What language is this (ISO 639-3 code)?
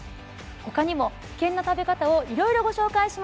jpn